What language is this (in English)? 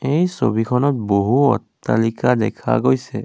Assamese